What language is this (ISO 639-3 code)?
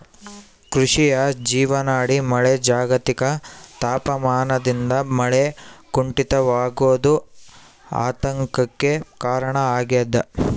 kan